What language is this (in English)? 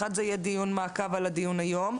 Hebrew